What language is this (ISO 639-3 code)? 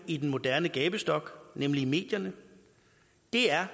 dan